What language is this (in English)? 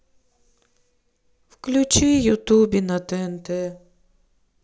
Russian